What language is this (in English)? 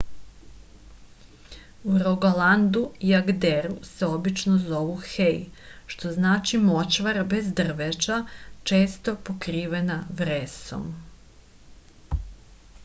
Serbian